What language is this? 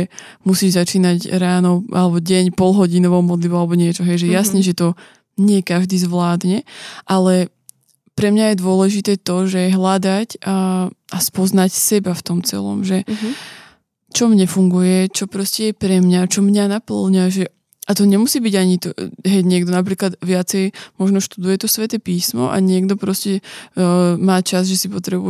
Slovak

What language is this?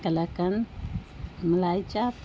Urdu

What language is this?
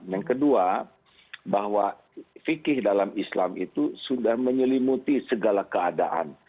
Indonesian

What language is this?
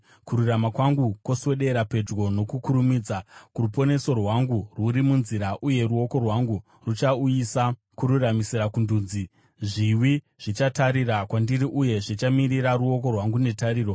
Shona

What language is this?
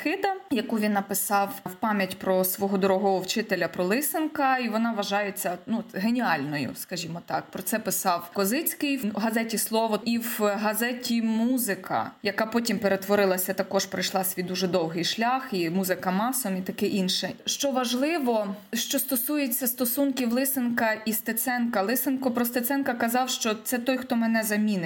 Ukrainian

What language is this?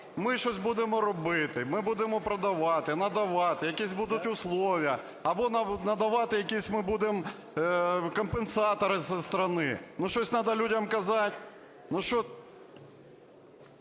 Ukrainian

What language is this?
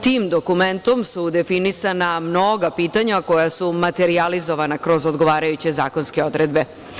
Serbian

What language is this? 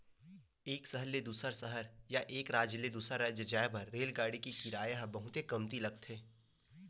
Chhattisgarhi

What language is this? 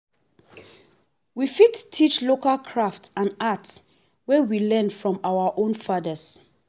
Nigerian Pidgin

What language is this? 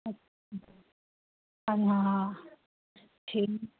Dogri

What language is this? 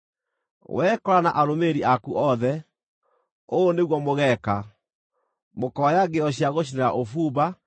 Kikuyu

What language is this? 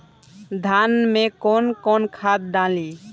Bhojpuri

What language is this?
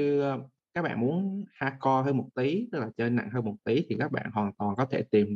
Vietnamese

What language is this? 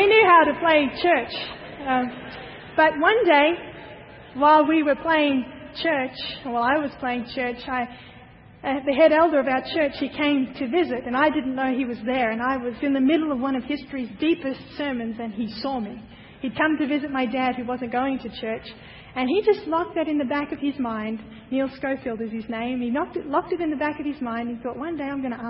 English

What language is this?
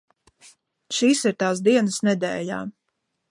Latvian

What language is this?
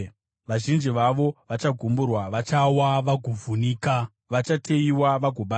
Shona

